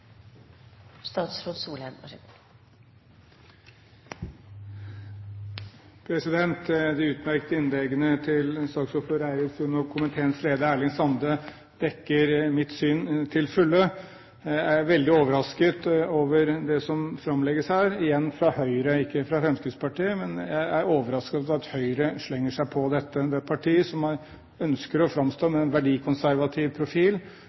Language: Norwegian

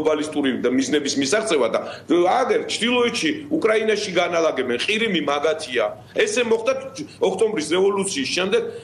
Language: Romanian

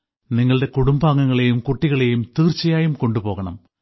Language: Malayalam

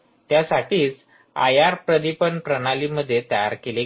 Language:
Marathi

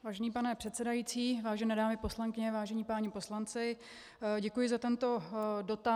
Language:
Czech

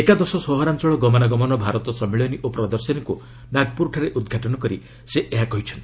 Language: Odia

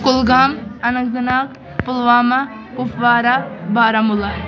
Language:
Kashmiri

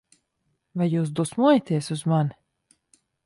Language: Latvian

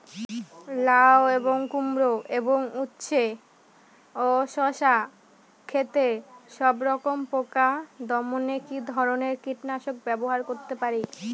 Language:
Bangla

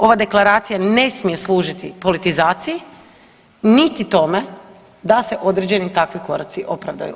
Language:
Croatian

